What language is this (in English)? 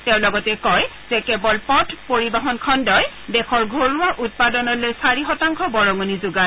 Assamese